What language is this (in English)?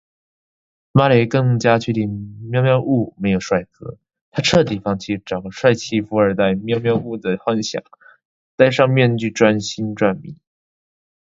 Chinese